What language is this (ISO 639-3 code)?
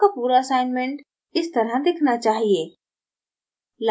hin